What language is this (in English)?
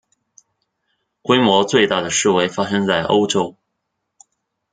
Chinese